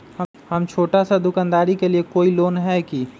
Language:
Magahi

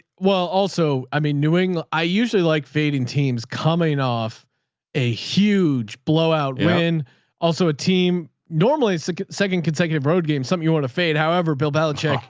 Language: English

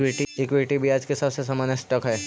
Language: Magahi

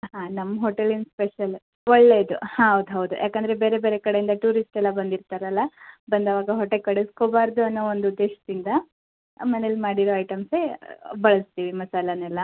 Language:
Kannada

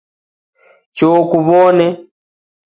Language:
Taita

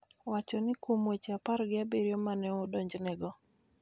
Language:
Luo (Kenya and Tanzania)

